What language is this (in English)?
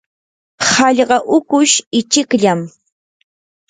Yanahuanca Pasco Quechua